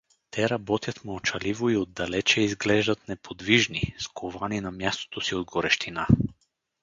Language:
Bulgarian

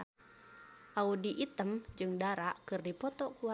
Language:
Sundanese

